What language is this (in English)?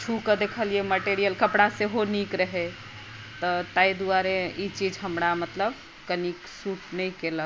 Maithili